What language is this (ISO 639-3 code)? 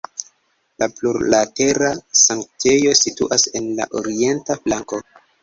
epo